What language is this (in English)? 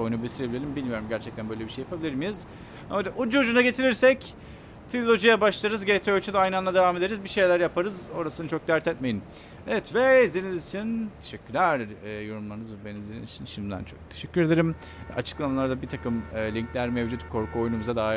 Turkish